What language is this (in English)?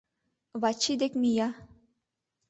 Mari